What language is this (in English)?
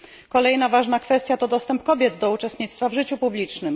Polish